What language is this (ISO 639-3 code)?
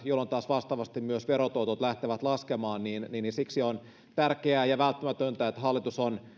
fin